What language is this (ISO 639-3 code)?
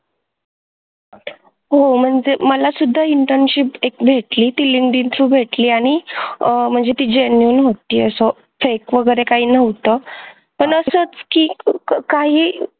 mar